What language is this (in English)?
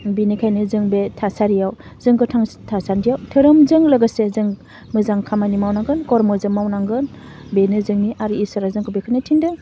Bodo